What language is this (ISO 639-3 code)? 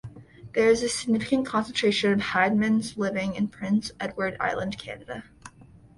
eng